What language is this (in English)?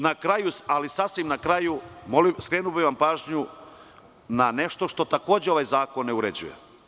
Serbian